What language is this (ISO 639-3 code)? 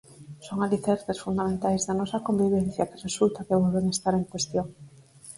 glg